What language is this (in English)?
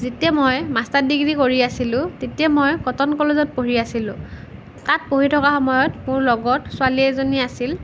Assamese